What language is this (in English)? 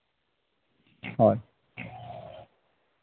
Santali